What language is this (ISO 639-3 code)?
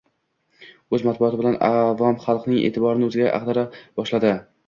uzb